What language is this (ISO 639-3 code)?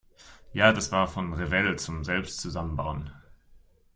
deu